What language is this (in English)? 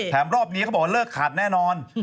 Thai